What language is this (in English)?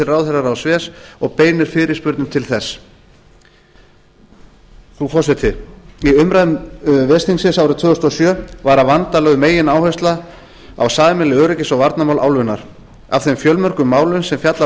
Icelandic